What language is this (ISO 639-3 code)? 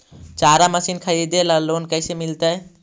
mag